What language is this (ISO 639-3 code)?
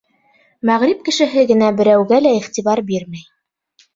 bak